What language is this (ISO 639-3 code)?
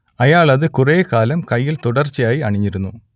mal